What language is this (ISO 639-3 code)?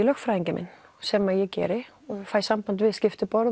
isl